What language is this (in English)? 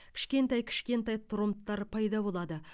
Kazakh